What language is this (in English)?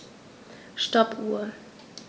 German